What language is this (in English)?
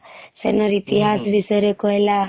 Odia